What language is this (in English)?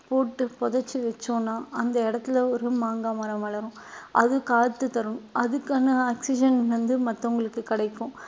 Tamil